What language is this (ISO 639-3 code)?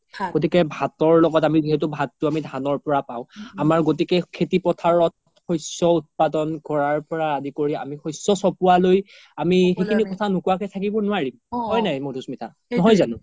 asm